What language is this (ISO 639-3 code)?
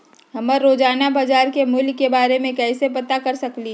mag